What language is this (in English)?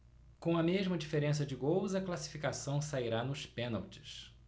Portuguese